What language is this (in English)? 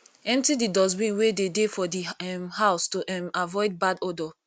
Nigerian Pidgin